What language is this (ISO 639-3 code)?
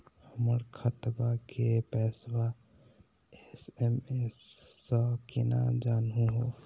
mag